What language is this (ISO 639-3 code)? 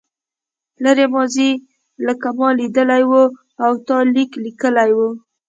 pus